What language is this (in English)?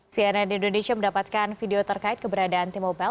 Indonesian